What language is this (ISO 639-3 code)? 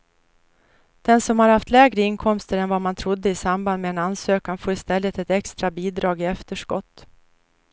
swe